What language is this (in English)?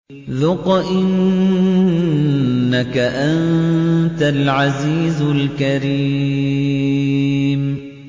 Arabic